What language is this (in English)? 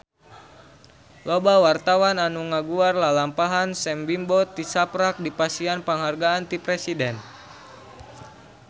Sundanese